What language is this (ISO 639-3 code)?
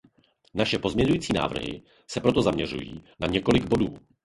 ces